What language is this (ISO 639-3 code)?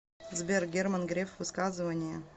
rus